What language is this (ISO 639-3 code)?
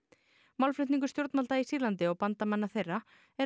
isl